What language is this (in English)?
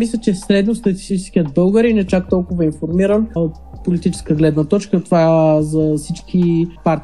Bulgarian